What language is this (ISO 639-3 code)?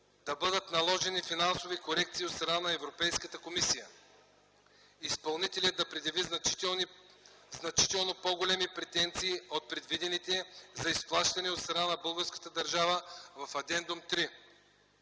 bul